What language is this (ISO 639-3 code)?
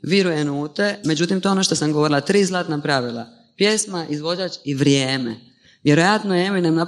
hrv